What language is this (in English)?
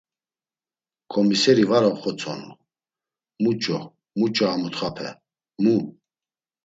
Laz